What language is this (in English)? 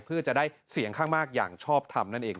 Thai